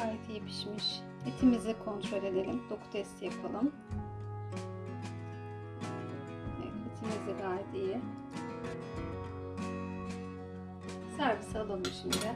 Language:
Turkish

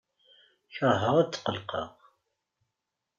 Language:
Kabyle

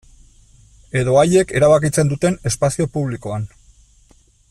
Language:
Basque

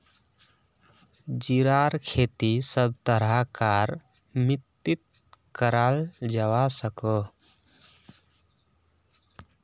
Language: Magahi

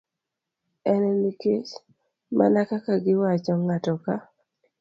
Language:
Luo (Kenya and Tanzania)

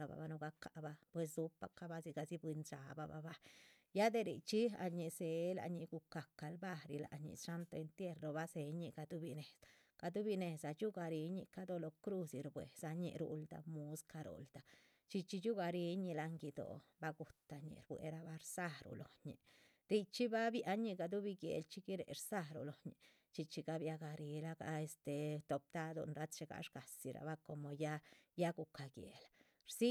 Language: Chichicapan Zapotec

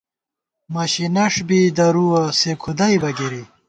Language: Gawar-Bati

